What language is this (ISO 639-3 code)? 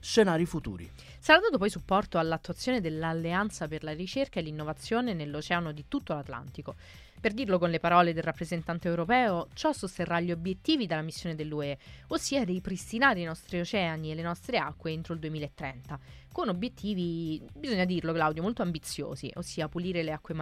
ita